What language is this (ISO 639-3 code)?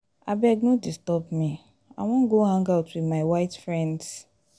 pcm